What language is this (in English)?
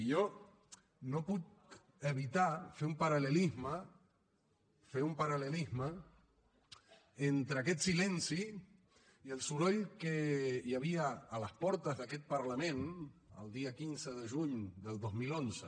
Catalan